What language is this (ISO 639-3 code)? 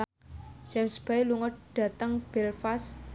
jav